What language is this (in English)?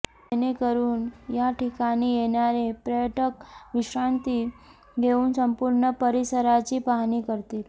Marathi